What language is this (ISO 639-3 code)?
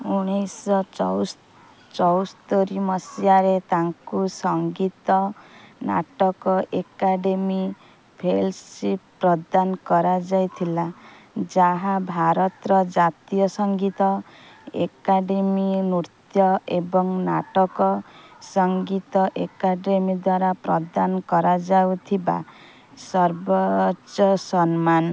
ori